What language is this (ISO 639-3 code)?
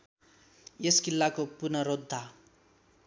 nep